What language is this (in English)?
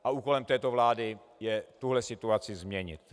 Czech